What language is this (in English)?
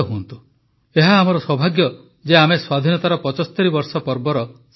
Odia